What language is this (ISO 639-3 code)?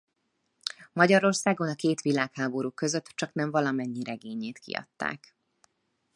hun